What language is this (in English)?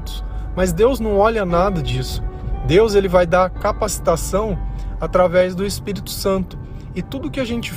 Portuguese